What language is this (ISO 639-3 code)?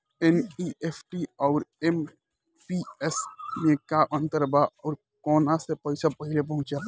bho